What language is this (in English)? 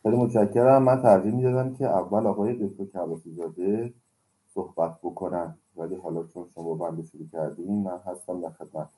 Persian